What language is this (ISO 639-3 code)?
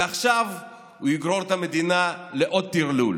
heb